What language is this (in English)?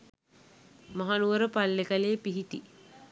Sinhala